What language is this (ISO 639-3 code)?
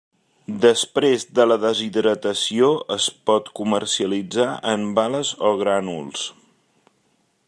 cat